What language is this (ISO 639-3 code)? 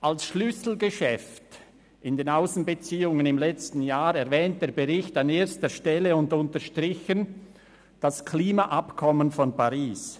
gsw